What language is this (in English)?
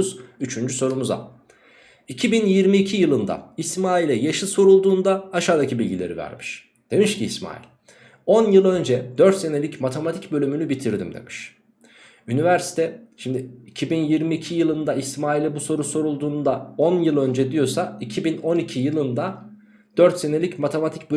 Turkish